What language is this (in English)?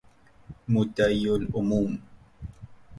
Persian